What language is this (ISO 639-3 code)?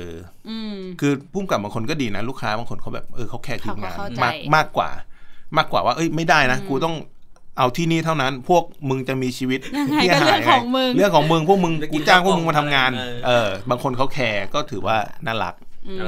tha